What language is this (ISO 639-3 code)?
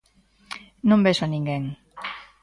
glg